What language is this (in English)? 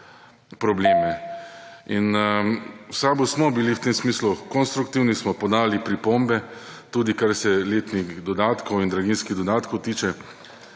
Slovenian